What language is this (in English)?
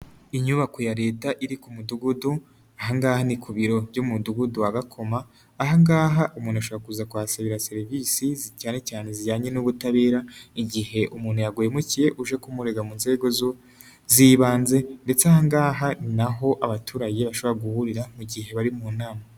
Kinyarwanda